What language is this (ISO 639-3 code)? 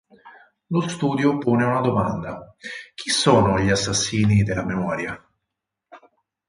ita